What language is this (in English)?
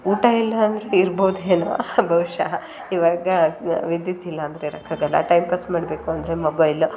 Kannada